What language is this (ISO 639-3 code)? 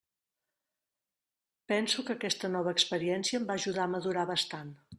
cat